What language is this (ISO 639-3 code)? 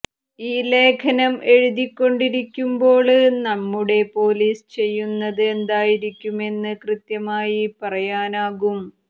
mal